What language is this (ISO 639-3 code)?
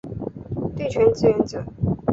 zho